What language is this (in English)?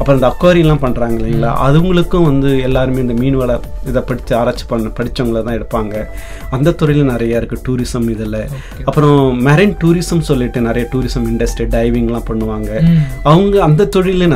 Tamil